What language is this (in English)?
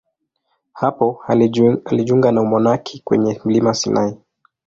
Swahili